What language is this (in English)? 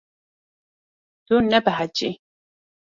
Kurdish